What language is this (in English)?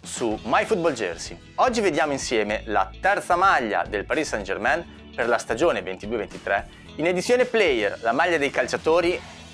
Italian